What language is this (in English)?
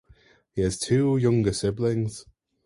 English